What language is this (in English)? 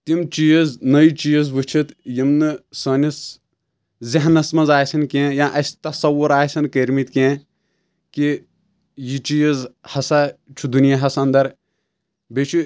Kashmiri